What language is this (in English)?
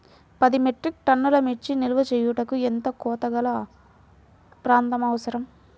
Telugu